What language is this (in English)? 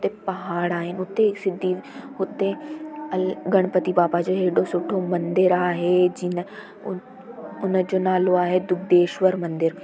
Sindhi